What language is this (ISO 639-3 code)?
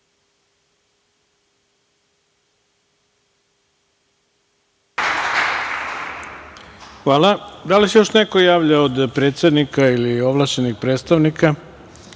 srp